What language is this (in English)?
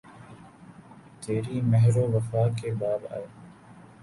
Urdu